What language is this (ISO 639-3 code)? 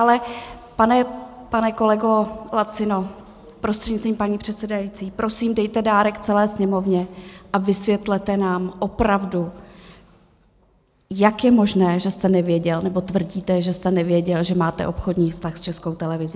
ces